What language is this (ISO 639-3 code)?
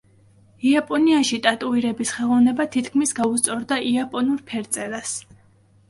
kat